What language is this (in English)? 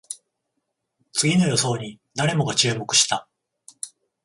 Japanese